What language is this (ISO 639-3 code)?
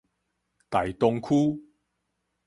nan